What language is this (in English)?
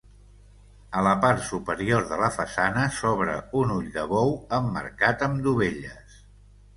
Catalan